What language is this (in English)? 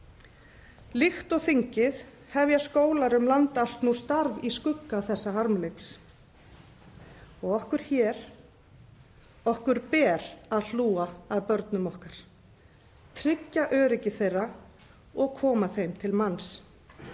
Icelandic